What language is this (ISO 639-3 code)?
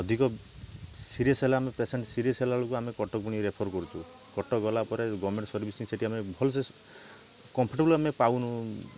ori